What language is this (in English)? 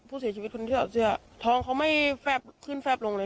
Thai